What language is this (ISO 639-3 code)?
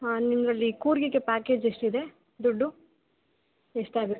kan